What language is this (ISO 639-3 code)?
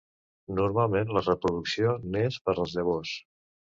cat